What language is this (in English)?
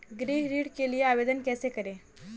Hindi